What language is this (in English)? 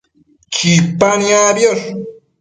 Matsés